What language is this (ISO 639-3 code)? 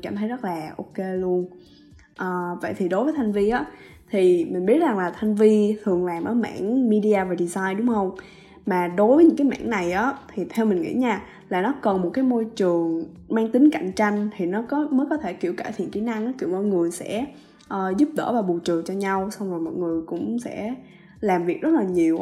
vie